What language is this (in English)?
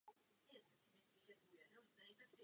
Czech